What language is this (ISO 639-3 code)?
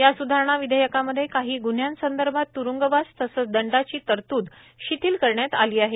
mar